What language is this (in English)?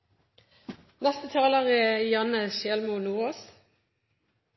Norwegian Nynorsk